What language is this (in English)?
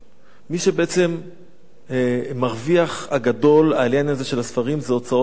Hebrew